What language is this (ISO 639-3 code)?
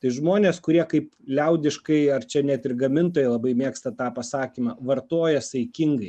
lit